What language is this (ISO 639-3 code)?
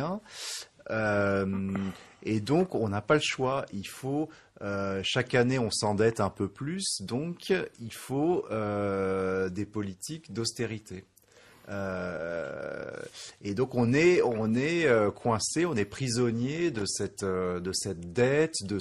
fra